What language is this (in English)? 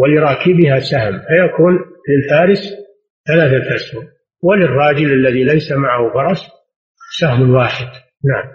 Arabic